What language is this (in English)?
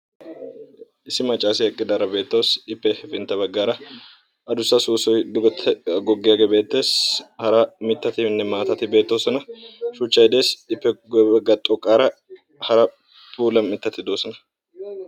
Wolaytta